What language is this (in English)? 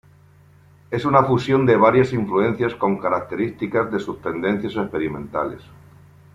Spanish